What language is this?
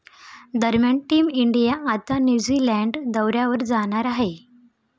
Marathi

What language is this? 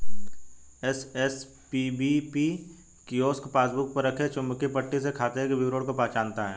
Hindi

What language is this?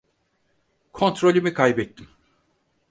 Turkish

